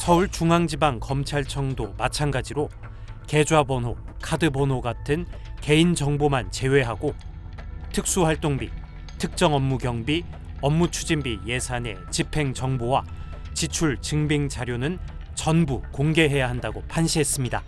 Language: Korean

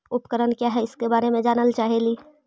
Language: Magahi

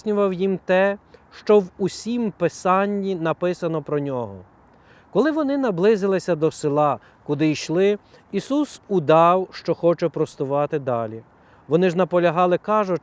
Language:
Ukrainian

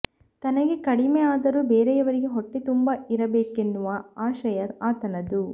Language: Kannada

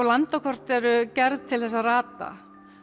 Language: Icelandic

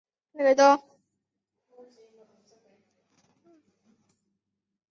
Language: Chinese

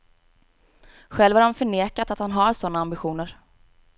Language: Swedish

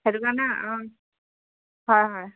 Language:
Assamese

